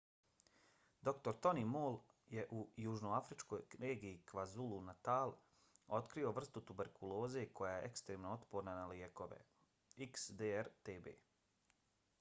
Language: Bosnian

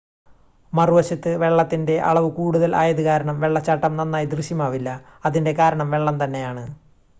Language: Malayalam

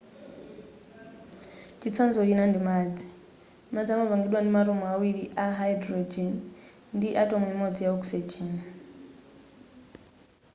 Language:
Nyanja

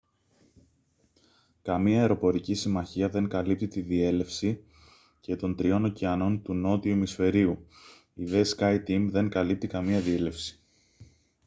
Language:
Greek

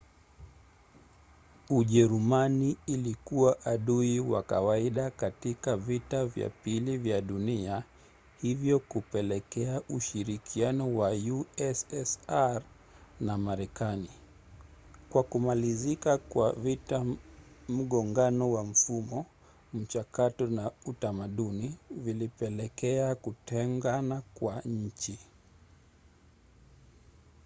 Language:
Swahili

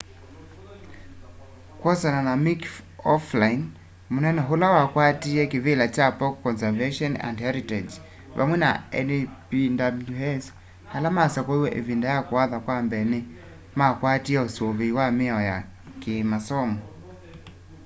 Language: Kamba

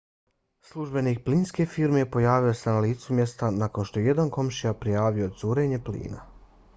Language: Bosnian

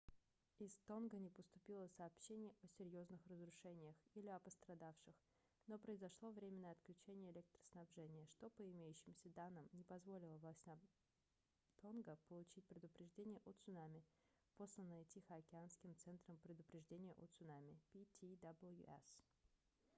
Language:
Russian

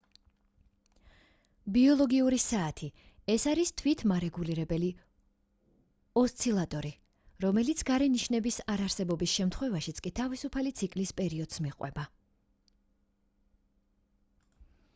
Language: Georgian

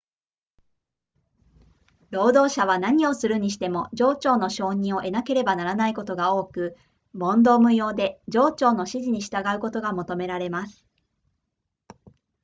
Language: Japanese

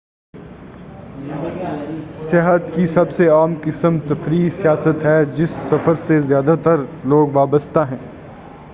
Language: Urdu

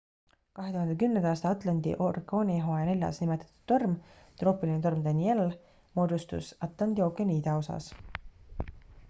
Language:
Estonian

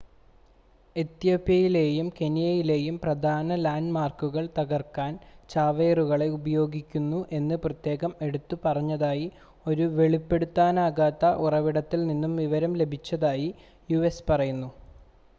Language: Malayalam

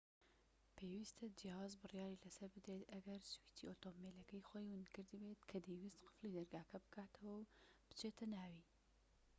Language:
Central Kurdish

